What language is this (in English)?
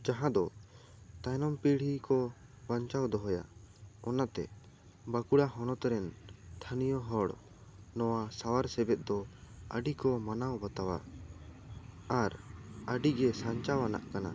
Santali